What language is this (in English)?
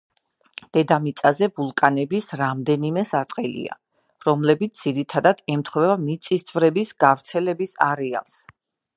Georgian